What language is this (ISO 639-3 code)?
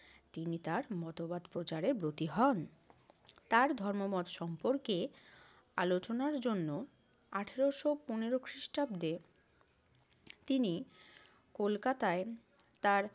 ben